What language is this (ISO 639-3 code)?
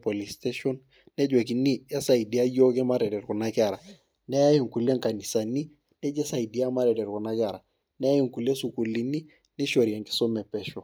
mas